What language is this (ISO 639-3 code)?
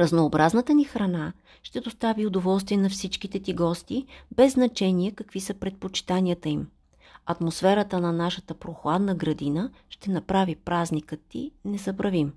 bul